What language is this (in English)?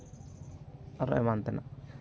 Santali